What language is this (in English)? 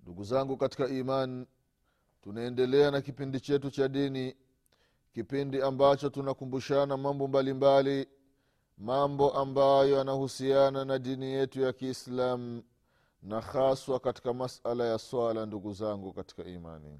Swahili